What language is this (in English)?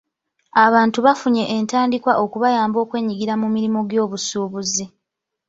Ganda